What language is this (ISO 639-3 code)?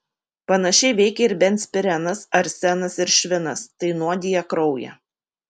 lit